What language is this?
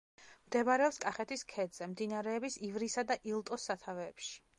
Georgian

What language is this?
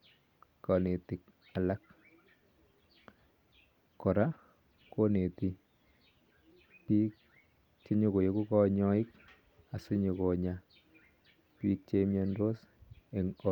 Kalenjin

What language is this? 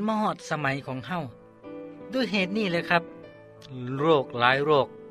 Thai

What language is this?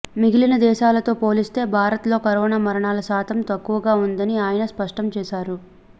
Telugu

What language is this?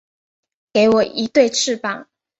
Chinese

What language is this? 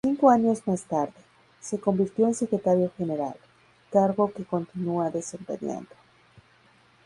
Spanish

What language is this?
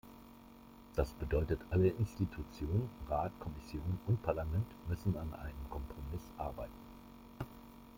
German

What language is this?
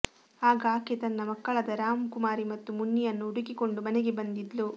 Kannada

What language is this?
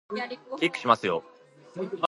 Japanese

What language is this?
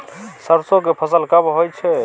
Maithili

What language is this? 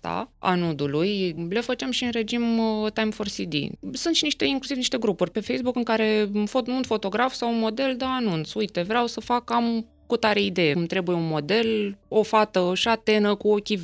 Romanian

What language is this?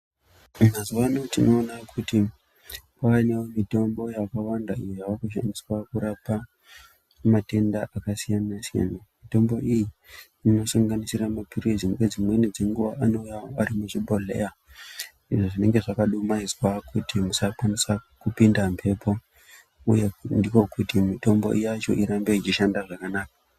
Ndau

